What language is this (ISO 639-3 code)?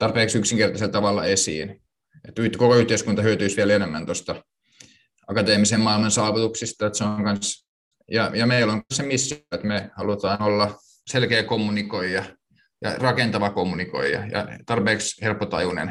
fin